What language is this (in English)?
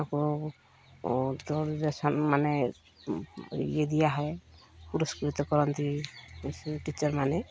Odia